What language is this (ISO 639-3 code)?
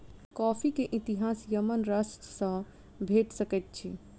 mai